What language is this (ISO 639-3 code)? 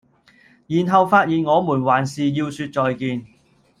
yue